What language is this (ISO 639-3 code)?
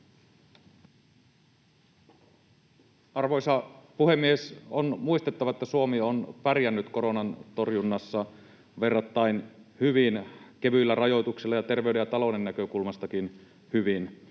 fin